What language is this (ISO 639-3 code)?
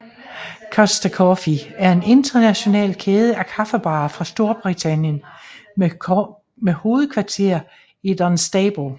dan